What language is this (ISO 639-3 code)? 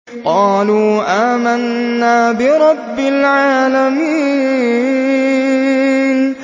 ara